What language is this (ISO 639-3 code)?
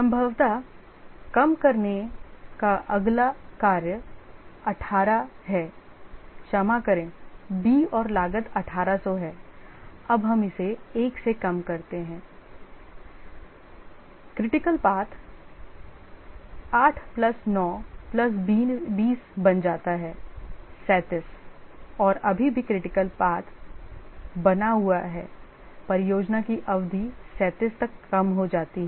hin